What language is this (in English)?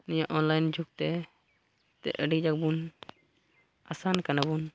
Santali